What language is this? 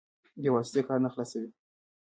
Pashto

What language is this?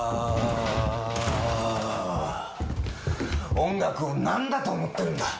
Japanese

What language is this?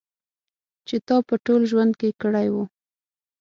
Pashto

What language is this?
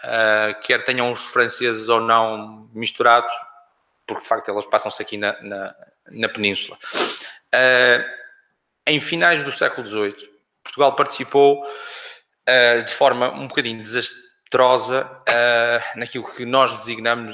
Portuguese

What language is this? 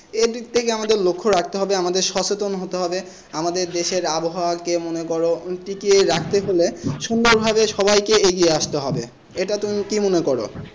Bangla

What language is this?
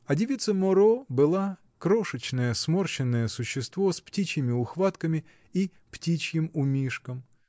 Russian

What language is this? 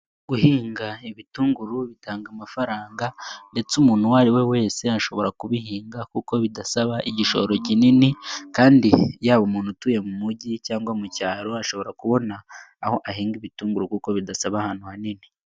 Kinyarwanda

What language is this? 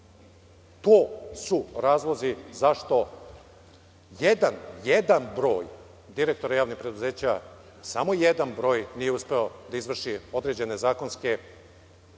Serbian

